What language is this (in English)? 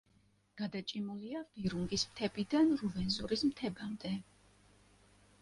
Georgian